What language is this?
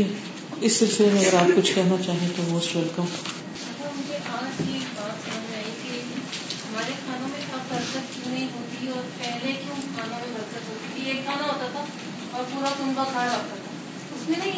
Urdu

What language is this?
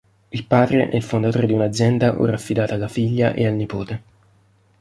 Italian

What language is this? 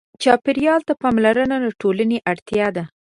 Pashto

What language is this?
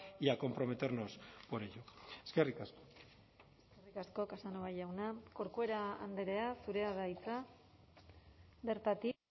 Basque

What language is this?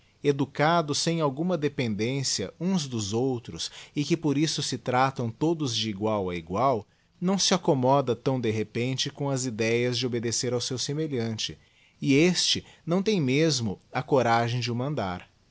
Portuguese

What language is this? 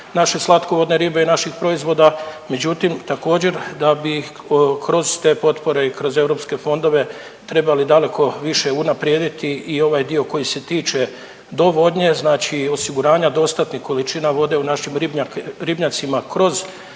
Croatian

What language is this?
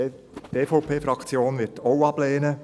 Swiss German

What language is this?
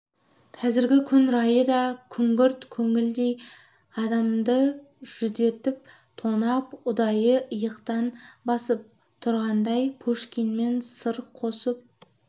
Kazakh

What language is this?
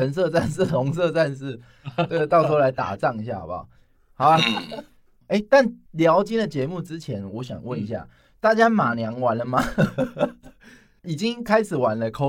Chinese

